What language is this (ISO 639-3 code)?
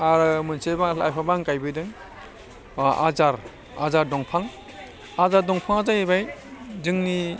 brx